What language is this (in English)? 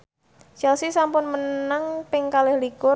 Javanese